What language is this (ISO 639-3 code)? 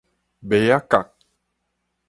nan